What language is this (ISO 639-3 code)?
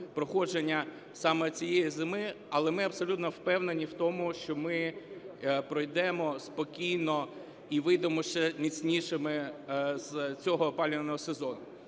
ukr